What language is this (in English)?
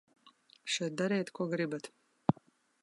Latvian